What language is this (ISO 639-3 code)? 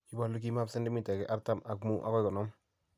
kln